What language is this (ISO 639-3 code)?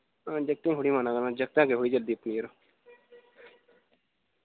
doi